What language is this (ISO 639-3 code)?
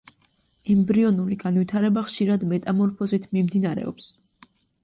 kat